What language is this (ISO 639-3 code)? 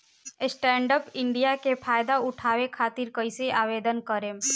bho